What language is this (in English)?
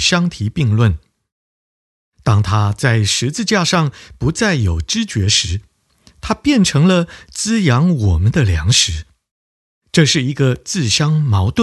Chinese